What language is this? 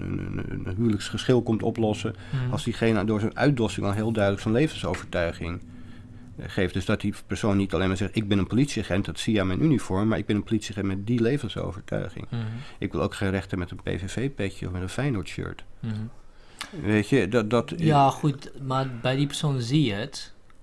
Dutch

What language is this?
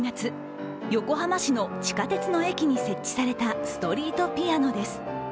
Japanese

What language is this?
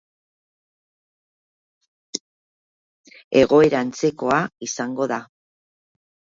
Basque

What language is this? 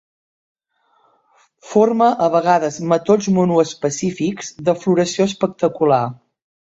Catalan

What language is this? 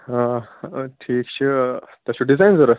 Kashmiri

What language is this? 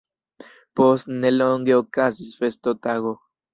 Esperanto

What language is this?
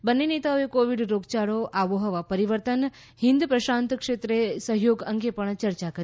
Gujarati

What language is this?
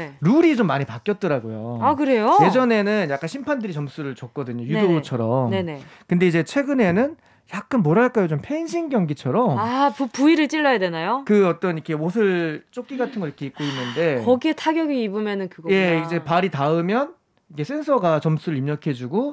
Korean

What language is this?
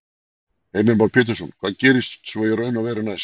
Icelandic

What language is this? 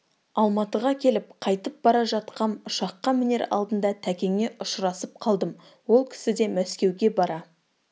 Kazakh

